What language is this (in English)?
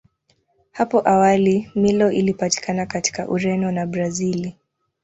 Swahili